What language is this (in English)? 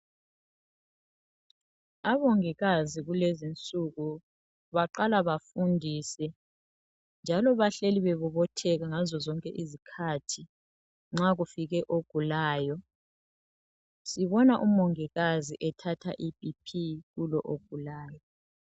North Ndebele